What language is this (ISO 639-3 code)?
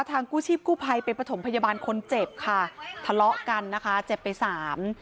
tha